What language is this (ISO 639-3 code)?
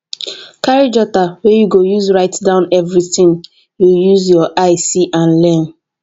pcm